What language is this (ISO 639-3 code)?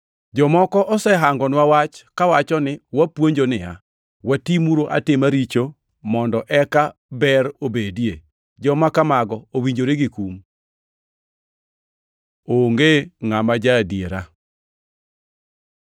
luo